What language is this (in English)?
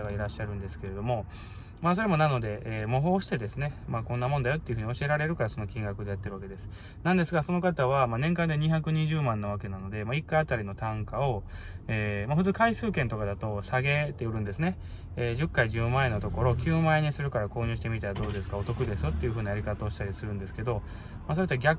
Japanese